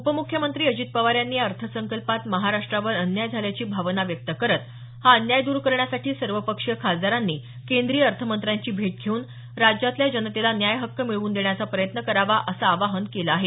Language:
Marathi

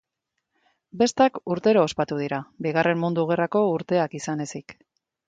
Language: Basque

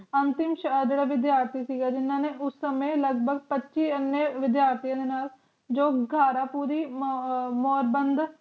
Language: Punjabi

